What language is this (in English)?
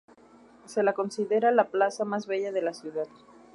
Spanish